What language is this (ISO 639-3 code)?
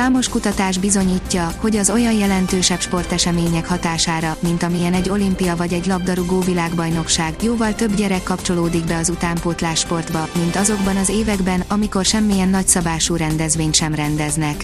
hun